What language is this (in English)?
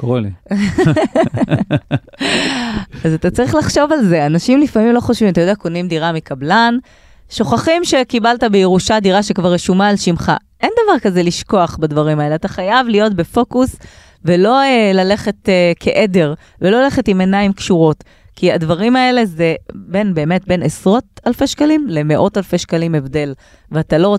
Hebrew